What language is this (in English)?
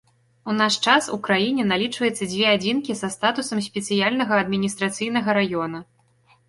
Belarusian